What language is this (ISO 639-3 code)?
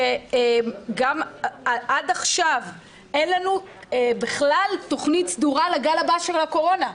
heb